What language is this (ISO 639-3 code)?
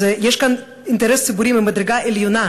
heb